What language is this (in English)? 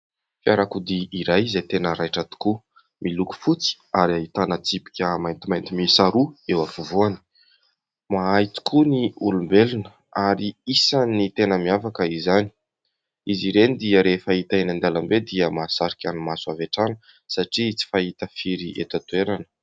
Malagasy